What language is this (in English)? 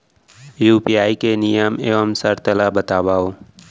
Chhattisgarhi